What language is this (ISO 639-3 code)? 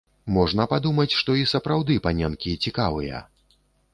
bel